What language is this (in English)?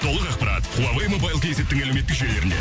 Kazakh